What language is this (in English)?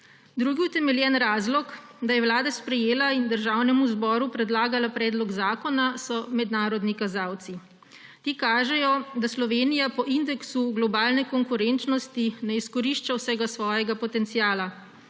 Slovenian